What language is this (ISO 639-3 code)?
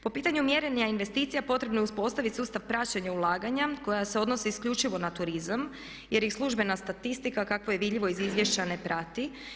hrv